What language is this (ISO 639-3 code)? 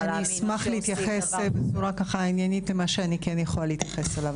heb